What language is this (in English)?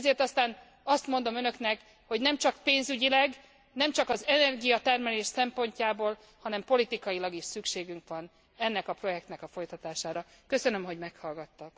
Hungarian